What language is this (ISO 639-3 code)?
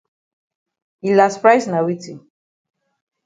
wes